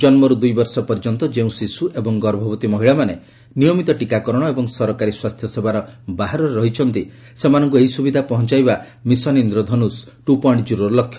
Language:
Odia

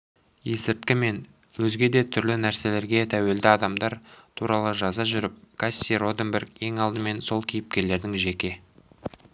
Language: Kazakh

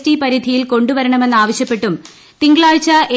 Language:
Malayalam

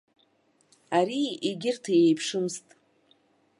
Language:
Abkhazian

